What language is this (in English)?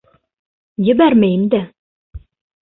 Bashkir